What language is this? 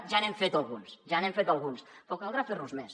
Catalan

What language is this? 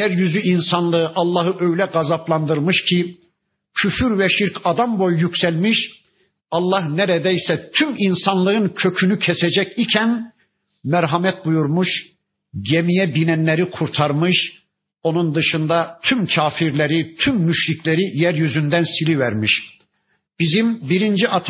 Turkish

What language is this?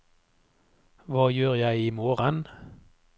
Norwegian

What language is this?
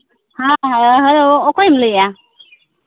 Santali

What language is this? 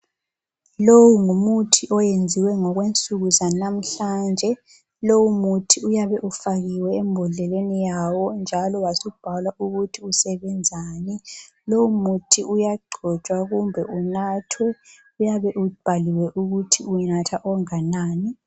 North Ndebele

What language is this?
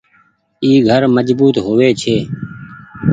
Goaria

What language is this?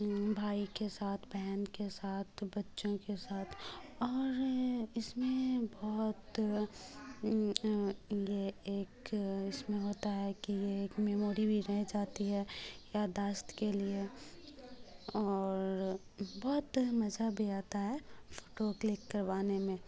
Urdu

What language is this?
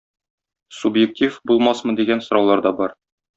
Tatar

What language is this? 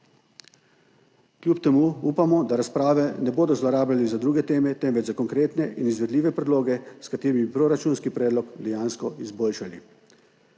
Slovenian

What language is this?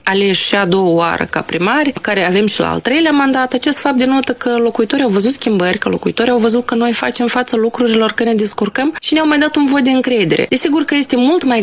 Romanian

